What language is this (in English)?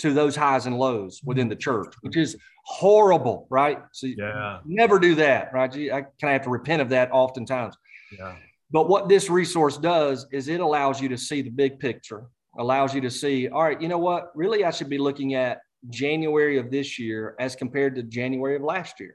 English